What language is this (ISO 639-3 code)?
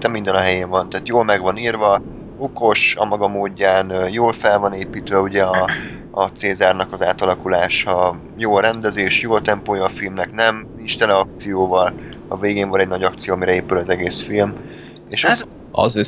hun